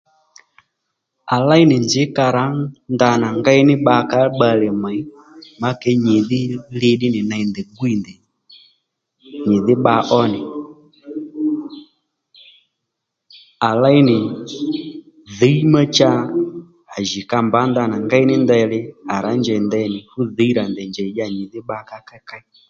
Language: Lendu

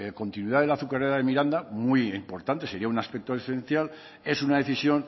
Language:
Spanish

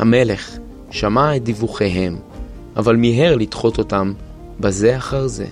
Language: Hebrew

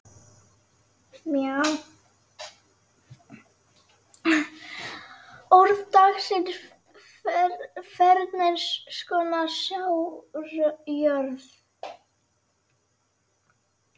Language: Icelandic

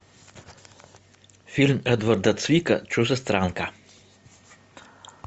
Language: Russian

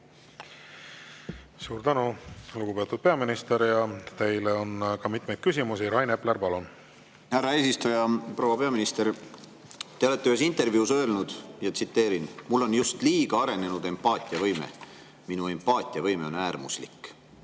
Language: Estonian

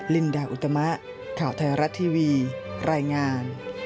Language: Thai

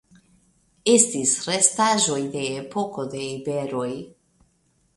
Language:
Esperanto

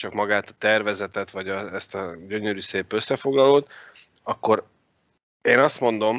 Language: Hungarian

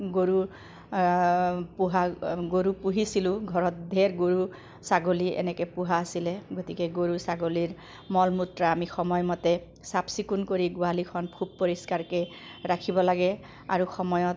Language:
Assamese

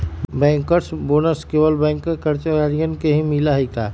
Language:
Magahi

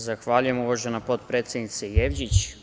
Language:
Serbian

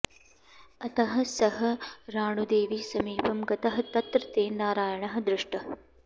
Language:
Sanskrit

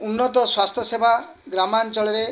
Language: Odia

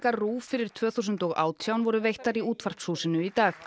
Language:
Icelandic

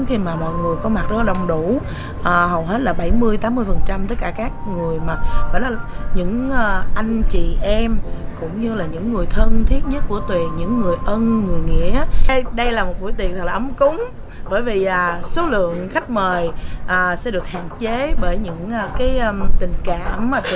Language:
Vietnamese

